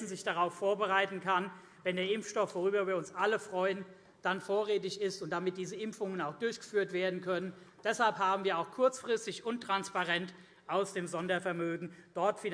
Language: German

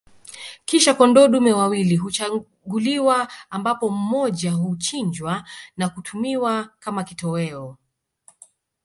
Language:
Swahili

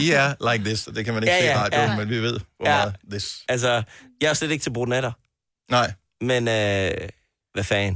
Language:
Danish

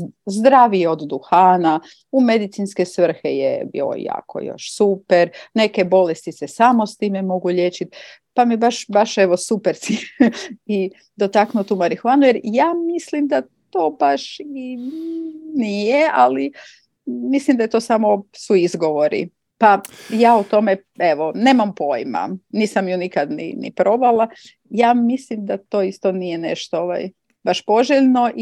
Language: Croatian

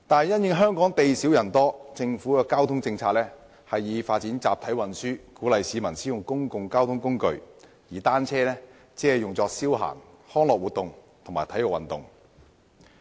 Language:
Cantonese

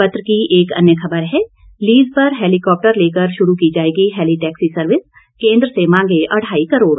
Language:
Hindi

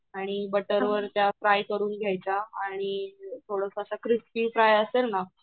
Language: Marathi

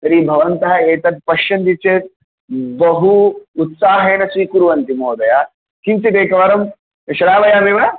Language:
Sanskrit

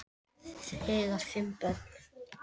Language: Icelandic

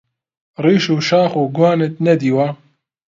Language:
Central Kurdish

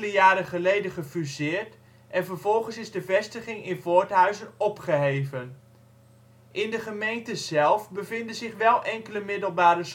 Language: Dutch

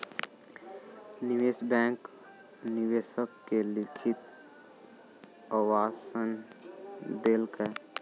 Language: Maithili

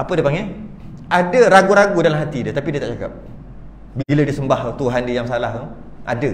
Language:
Malay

